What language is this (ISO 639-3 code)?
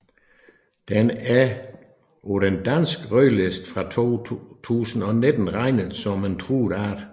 dan